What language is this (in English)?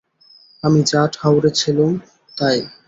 Bangla